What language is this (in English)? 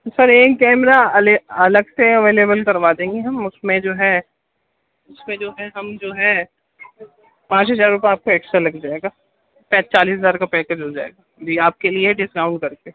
Urdu